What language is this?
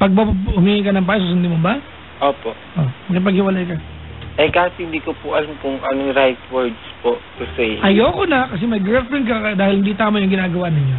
Filipino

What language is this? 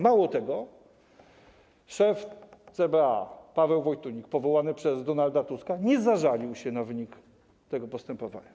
Polish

